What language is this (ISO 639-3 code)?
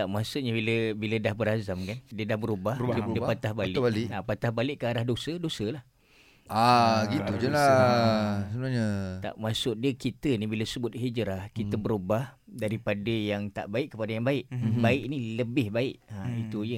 msa